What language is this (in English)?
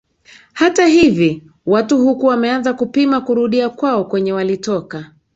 Swahili